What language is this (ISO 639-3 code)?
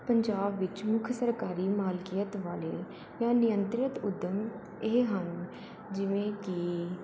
pan